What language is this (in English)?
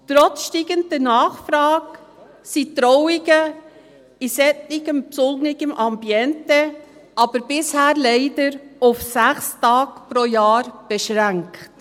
Swiss German